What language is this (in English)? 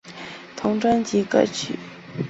Chinese